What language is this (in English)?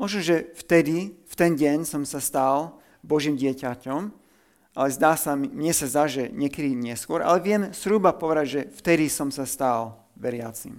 Slovak